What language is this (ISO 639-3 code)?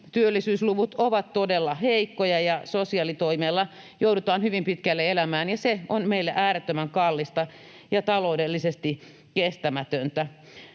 fin